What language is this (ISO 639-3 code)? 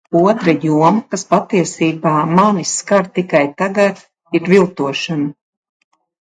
lav